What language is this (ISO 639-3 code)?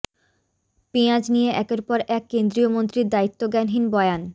ben